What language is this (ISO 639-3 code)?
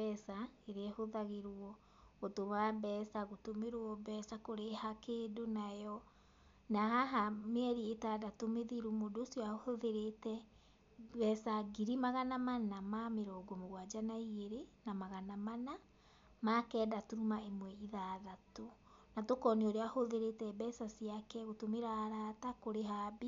kik